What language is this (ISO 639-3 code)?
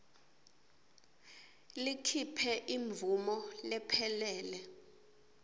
ssw